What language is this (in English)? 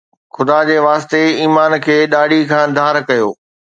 Sindhi